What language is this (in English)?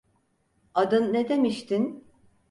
Turkish